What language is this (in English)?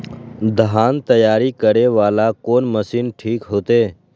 Maithili